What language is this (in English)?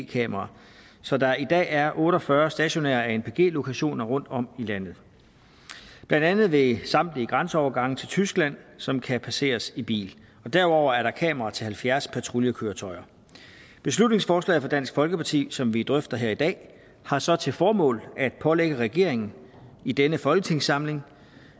Danish